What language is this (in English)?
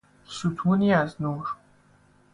Persian